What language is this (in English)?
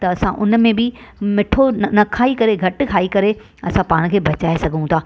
Sindhi